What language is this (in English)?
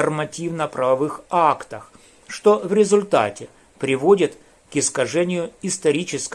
Russian